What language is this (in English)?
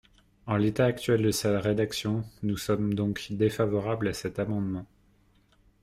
French